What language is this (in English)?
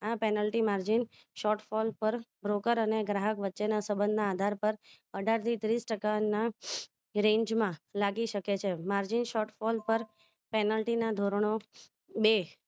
Gujarati